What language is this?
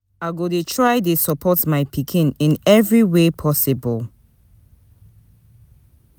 Nigerian Pidgin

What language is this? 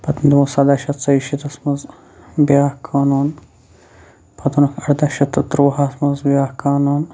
Kashmiri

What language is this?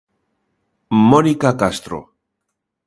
Galician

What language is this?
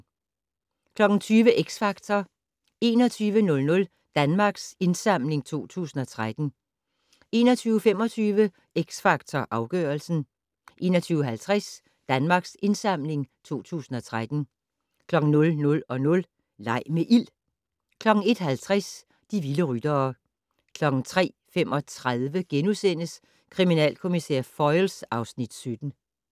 Danish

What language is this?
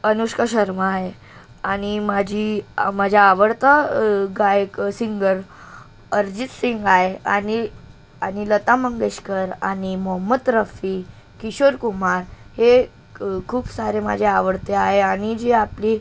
Marathi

